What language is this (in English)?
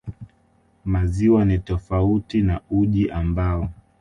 Swahili